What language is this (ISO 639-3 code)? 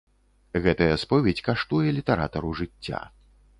bel